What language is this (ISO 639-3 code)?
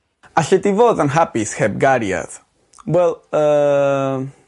cym